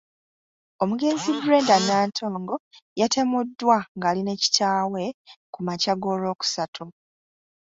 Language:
Ganda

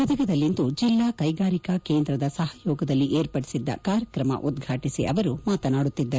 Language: Kannada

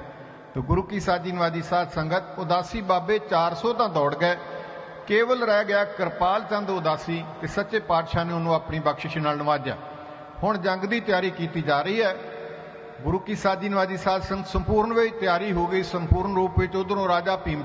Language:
Hindi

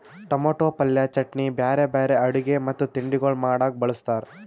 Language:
Kannada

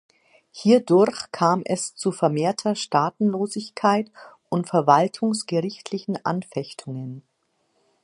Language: German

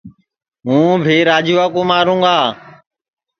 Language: Sansi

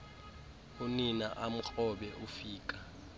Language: Xhosa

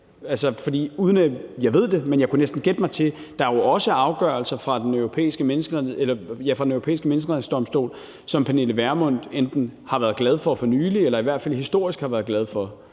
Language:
Danish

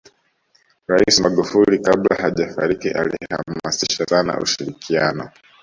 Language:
Swahili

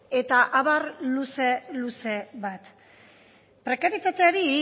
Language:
Basque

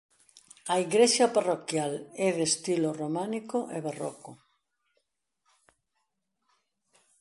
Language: Galician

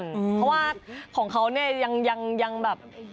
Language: Thai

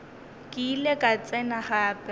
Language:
Northern Sotho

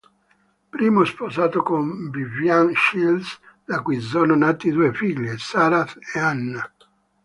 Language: Italian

